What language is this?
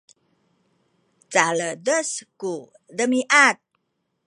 Sakizaya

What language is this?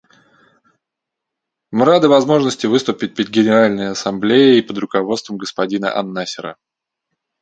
Russian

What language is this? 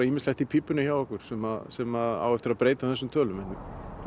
Icelandic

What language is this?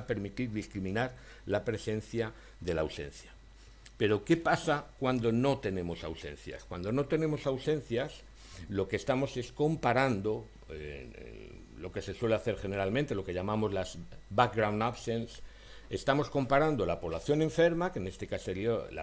Spanish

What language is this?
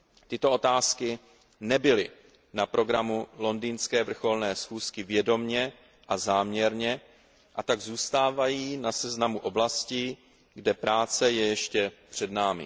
Czech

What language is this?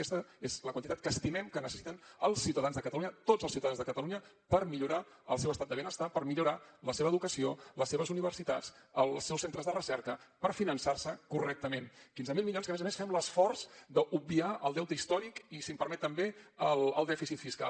Catalan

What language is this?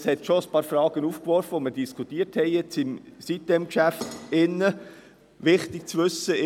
Swiss German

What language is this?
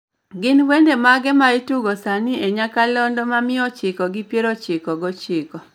Luo (Kenya and Tanzania)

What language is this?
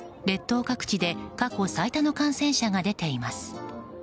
Japanese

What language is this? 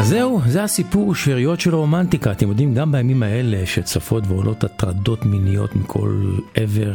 Hebrew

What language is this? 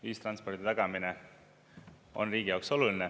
Estonian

